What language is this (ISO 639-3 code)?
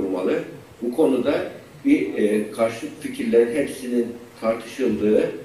tur